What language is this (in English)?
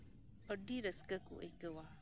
Santali